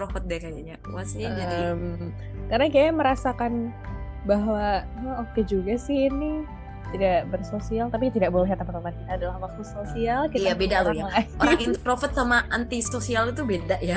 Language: Indonesian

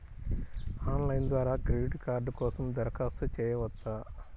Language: Telugu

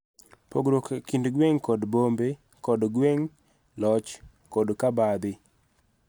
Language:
Luo (Kenya and Tanzania)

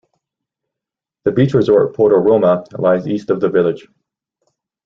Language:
English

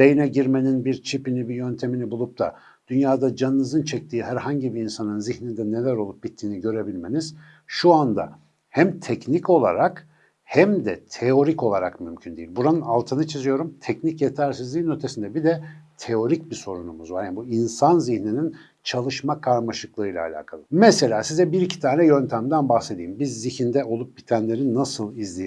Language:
Turkish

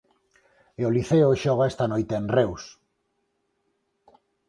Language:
Galician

